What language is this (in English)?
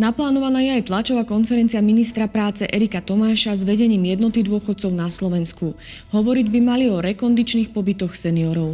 Slovak